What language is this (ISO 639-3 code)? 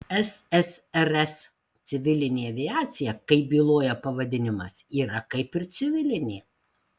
lit